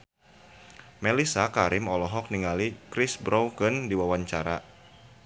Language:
Sundanese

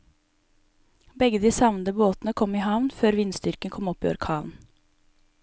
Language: Norwegian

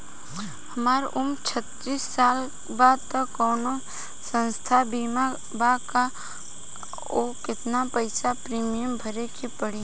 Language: Bhojpuri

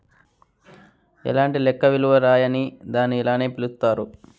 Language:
Telugu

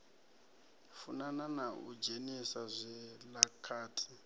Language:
Venda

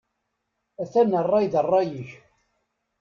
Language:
Kabyle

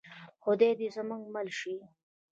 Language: Pashto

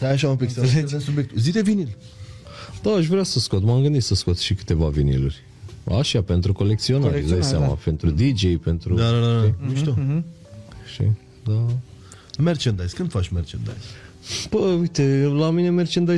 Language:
Romanian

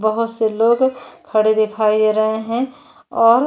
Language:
Hindi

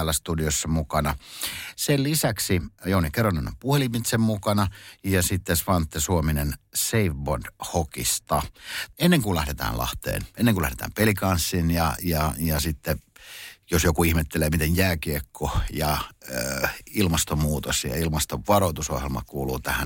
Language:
Finnish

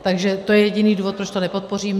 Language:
Czech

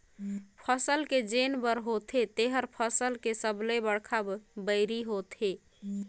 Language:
Chhattisgarhi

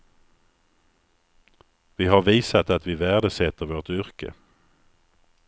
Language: Swedish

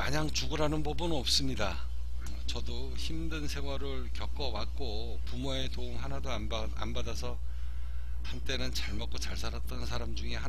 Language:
Korean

